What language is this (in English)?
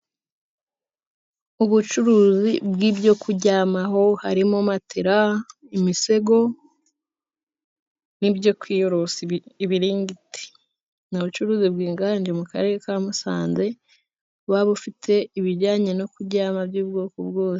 Kinyarwanda